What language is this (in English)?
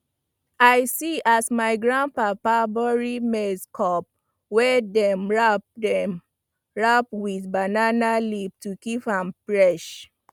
Nigerian Pidgin